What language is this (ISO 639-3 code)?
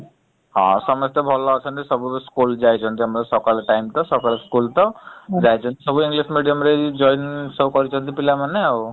ori